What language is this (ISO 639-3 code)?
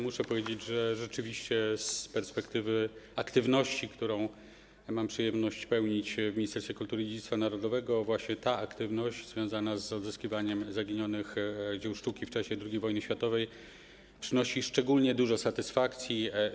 pol